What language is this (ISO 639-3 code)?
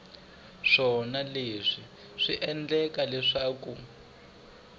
tso